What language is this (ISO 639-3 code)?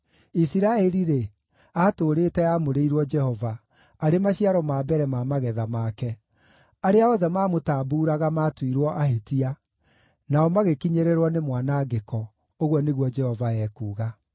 kik